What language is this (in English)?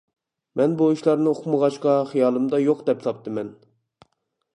Uyghur